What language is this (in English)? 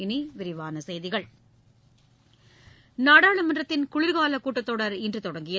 Tamil